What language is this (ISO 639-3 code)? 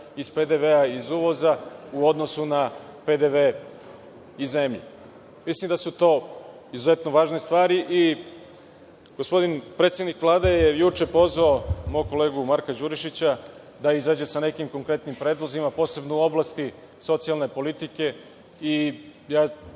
srp